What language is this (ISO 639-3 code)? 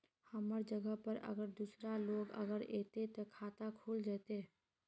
mag